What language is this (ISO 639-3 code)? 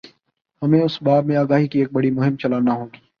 urd